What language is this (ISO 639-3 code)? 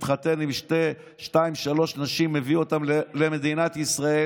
heb